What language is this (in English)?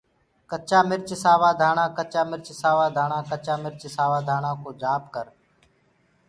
Gurgula